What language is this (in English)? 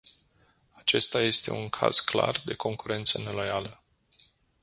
Romanian